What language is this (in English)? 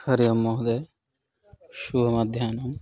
Sanskrit